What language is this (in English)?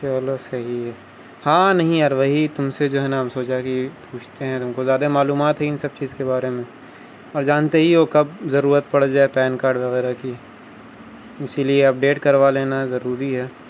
Urdu